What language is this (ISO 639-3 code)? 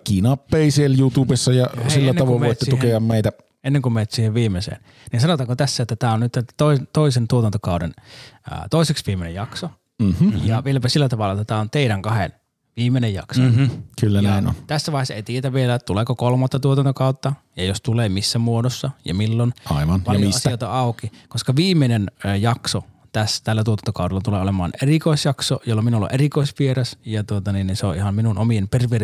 fin